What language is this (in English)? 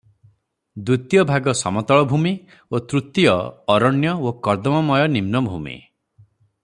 Odia